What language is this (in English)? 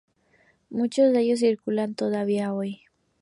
Spanish